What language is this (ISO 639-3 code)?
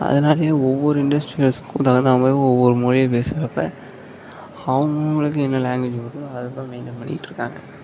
tam